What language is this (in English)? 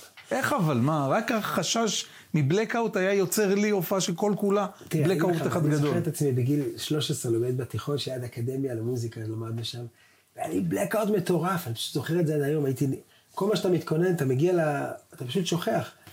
Hebrew